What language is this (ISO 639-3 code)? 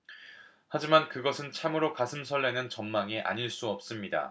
kor